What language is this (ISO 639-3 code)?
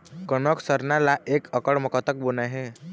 hne